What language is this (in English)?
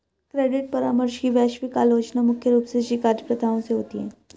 Hindi